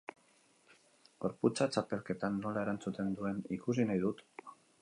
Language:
Basque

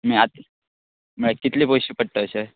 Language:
Konkani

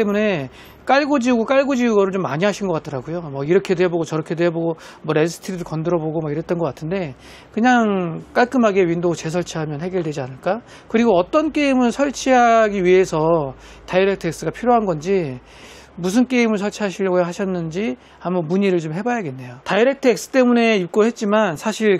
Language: Korean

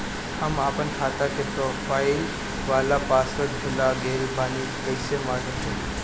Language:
Bhojpuri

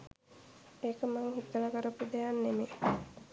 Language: Sinhala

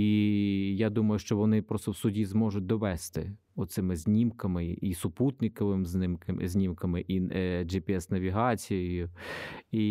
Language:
Ukrainian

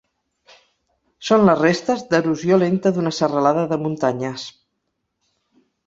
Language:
Catalan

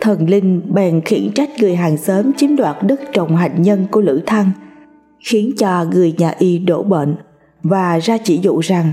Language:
Vietnamese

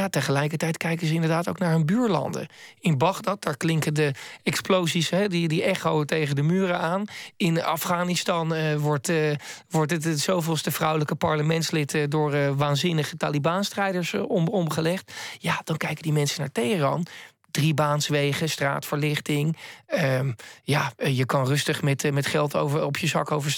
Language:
Dutch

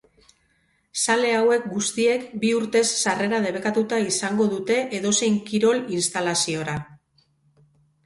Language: Basque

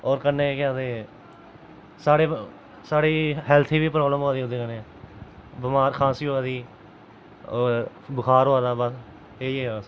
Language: Dogri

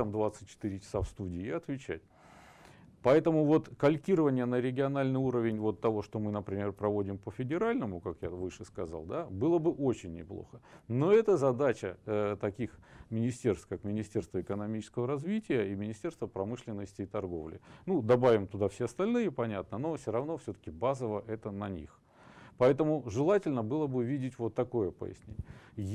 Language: Russian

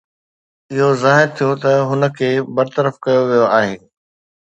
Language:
Sindhi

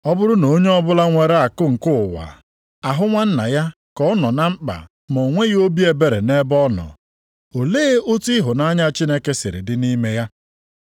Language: Igbo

